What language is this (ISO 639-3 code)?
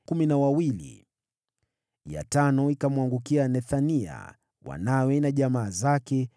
swa